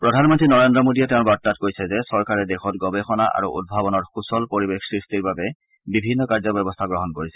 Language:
Assamese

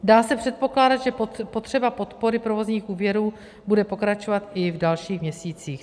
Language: Czech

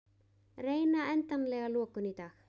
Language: Icelandic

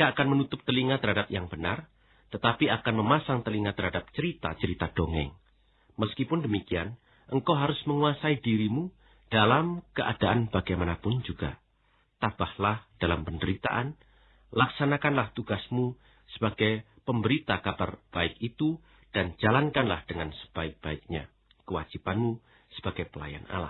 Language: Indonesian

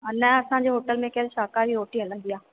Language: Sindhi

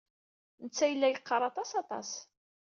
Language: Kabyle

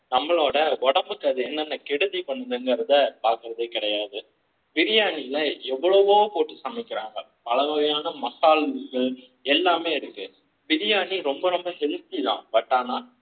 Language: Tamil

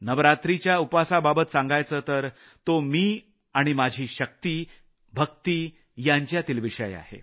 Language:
Marathi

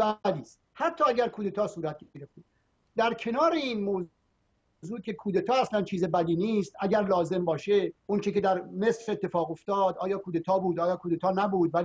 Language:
Persian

